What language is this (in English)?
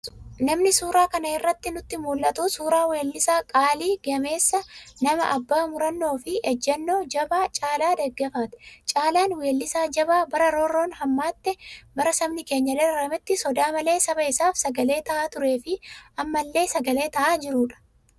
Oromo